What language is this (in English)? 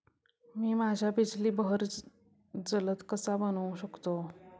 Marathi